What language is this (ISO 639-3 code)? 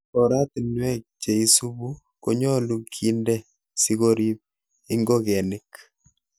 kln